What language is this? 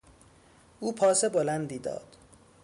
Persian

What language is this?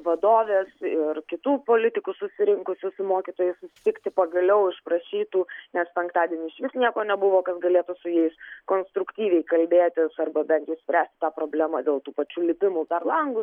Lithuanian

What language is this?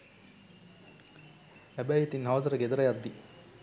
Sinhala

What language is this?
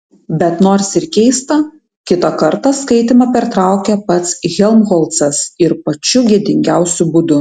Lithuanian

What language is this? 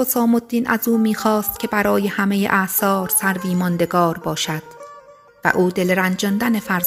Persian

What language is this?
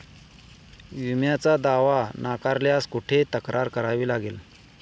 Marathi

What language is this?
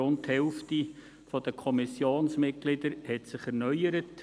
Swiss German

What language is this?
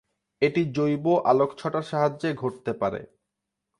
Bangla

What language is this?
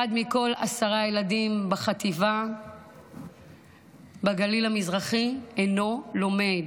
Hebrew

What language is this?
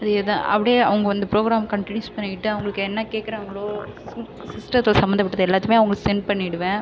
Tamil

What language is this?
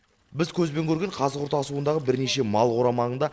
Kazakh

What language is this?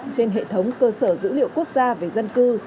Vietnamese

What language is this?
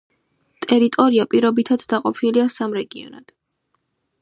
Georgian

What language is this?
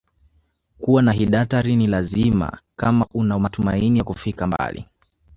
Swahili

